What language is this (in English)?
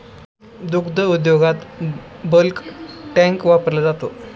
Marathi